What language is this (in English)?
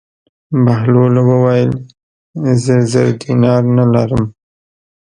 Pashto